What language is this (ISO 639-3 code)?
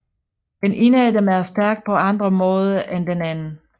dan